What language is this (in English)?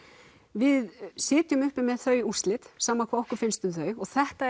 Icelandic